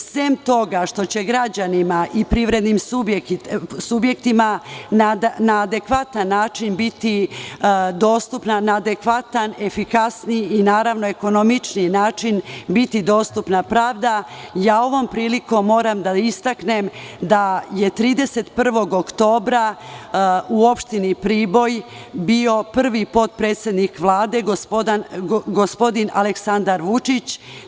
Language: Serbian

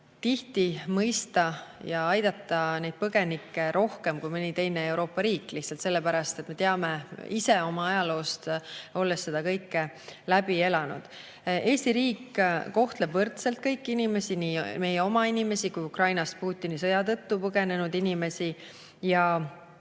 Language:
Estonian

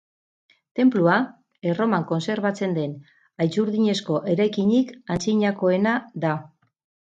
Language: Basque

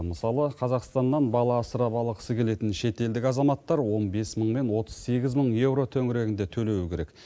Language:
Kazakh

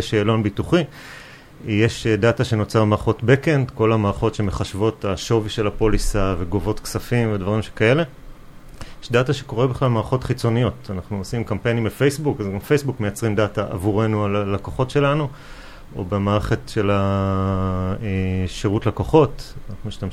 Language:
Hebrew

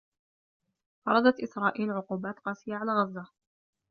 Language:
Arabic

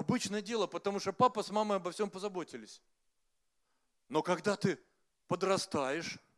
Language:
Russian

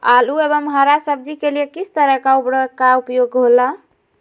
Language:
Magahi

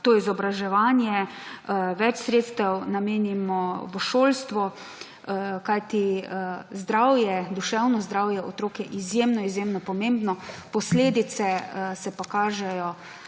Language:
Slovenian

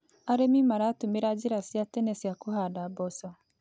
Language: Kikuyu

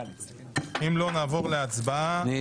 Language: Hebrew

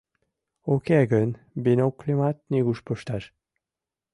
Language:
Mari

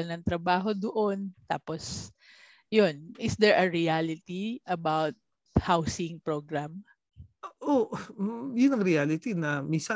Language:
Filipino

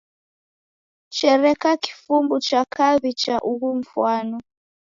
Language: Taita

